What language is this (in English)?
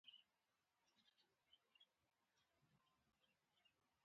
Pashto